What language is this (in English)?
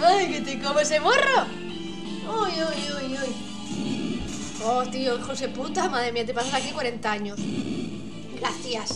Spanish